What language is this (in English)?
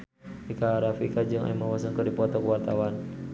Sundanese